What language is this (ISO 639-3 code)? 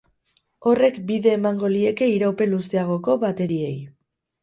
eus